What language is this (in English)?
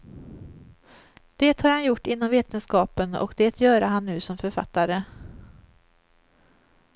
Swedish